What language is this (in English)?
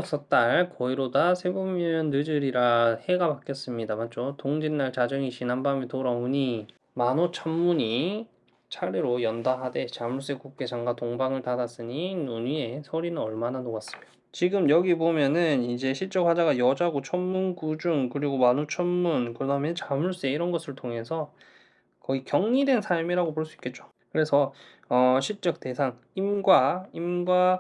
Korean